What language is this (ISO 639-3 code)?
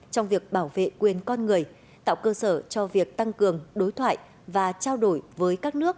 vie